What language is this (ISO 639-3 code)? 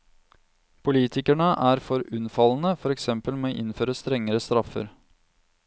nor